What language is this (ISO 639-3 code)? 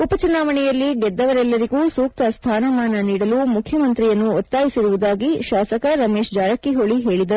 kan